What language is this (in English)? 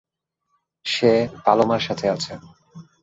Bangla